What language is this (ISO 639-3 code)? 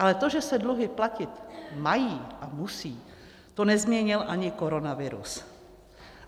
ces